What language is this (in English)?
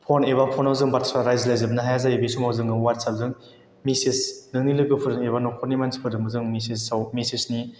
Bodo